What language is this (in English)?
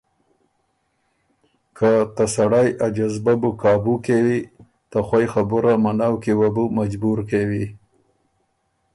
Ormuri